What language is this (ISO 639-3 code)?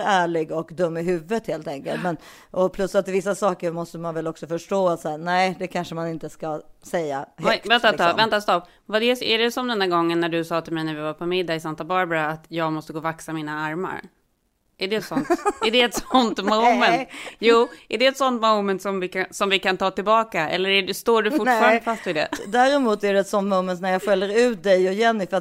swe